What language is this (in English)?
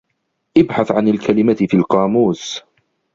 Arabic